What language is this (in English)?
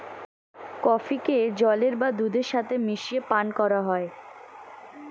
Bangla